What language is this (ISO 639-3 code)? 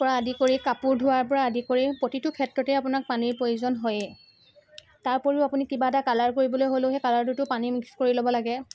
asm